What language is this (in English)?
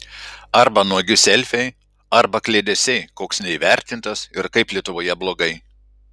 Lithuanian